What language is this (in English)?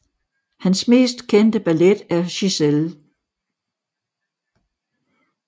Danish